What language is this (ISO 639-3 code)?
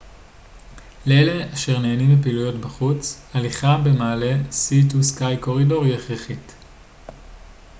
heb